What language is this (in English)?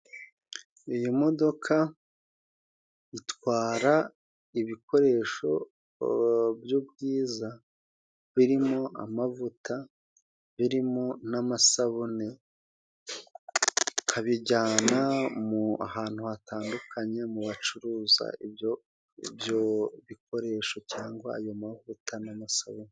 Kinyarwanda